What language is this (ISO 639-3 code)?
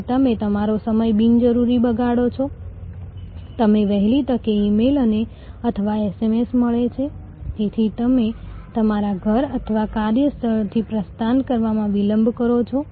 guj